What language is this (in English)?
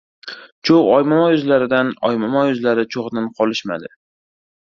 Uzbek